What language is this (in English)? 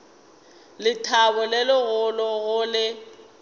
Northern Sotho